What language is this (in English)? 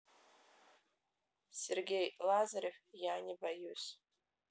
Russian